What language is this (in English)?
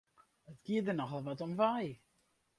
Western Frisian